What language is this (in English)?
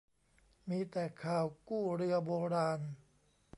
Thai